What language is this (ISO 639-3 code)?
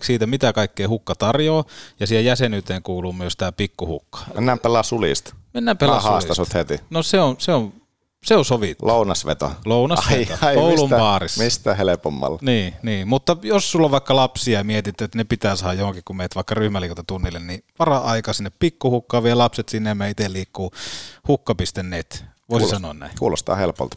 fin